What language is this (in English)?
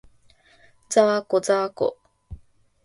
Japanese